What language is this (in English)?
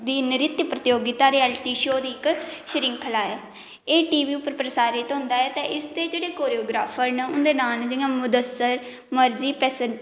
Dogri